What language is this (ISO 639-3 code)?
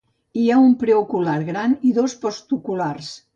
cat